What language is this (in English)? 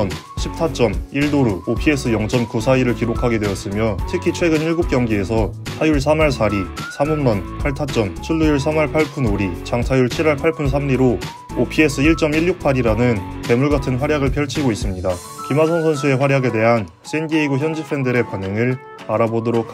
Korean